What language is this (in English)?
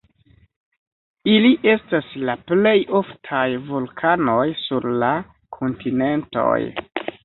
Esperanto